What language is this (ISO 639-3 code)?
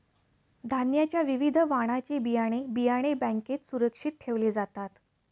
mar